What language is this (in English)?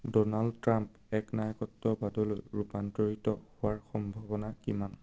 Assamese